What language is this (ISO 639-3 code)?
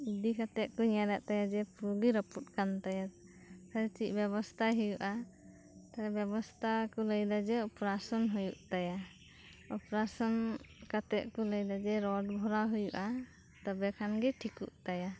sat